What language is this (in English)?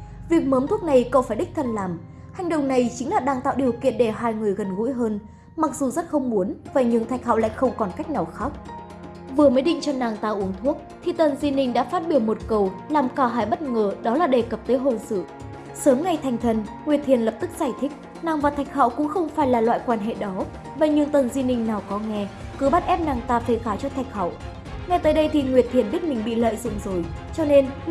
Vietnamese